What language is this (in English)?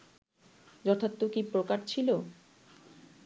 Bangla